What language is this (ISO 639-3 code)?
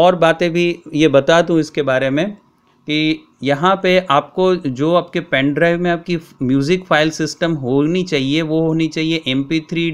hin